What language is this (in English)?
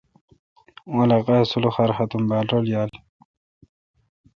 Kalkoti